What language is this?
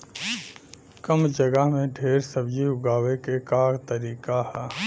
Bhojpuri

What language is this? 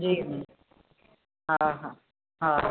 Sindhi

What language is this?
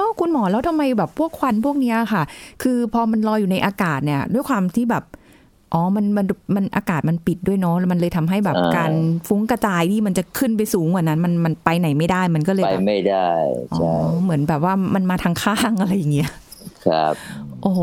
Thai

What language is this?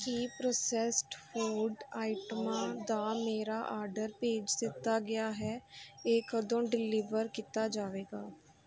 Punjabi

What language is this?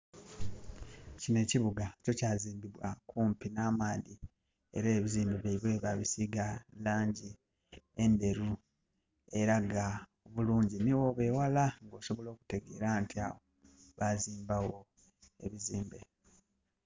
Soga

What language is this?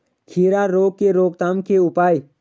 Hindi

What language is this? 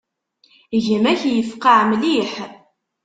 Kabyle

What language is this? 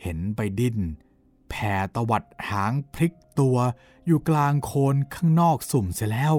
Thai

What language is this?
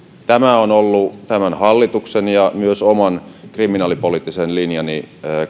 Finnish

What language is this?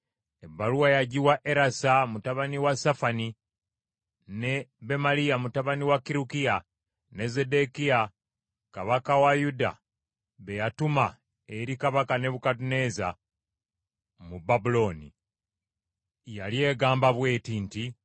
Ganda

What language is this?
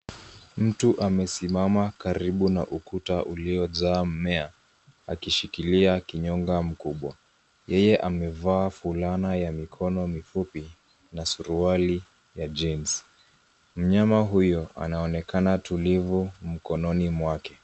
Swahili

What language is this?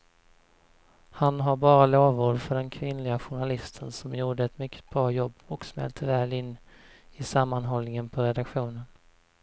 Swedish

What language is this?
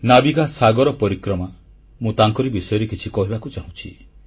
Odia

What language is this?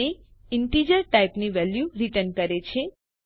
Gujarati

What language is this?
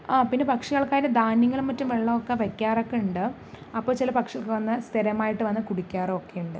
Malayalam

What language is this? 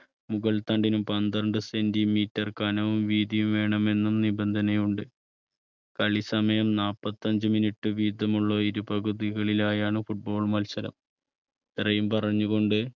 Malayalam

